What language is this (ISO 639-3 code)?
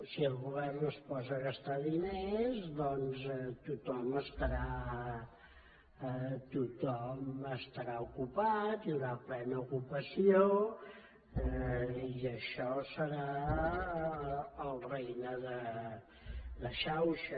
cat